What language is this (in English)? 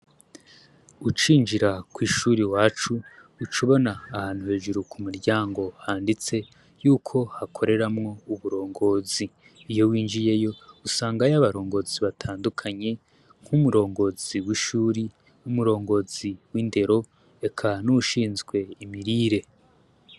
Rundi